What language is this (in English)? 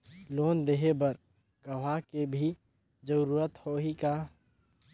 Chhattisgarhi